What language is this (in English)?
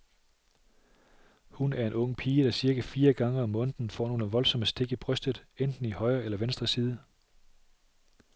Danish